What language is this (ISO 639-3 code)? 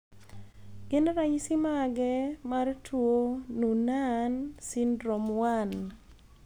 luo